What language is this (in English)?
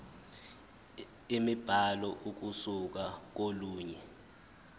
Zulu